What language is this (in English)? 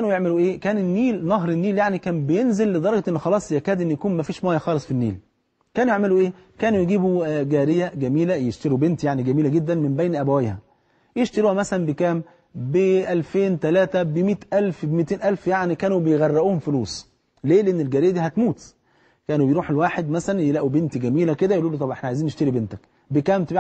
Arabic